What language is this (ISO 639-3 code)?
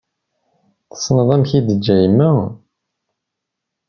kab